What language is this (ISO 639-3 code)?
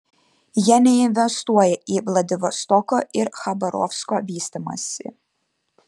lit